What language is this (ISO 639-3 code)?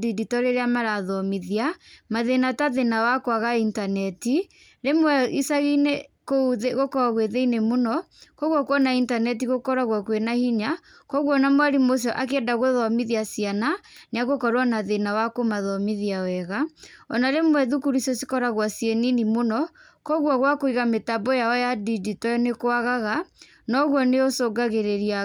kik